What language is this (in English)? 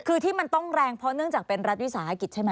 Thai